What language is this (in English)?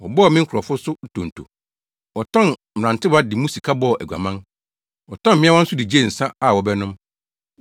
Akan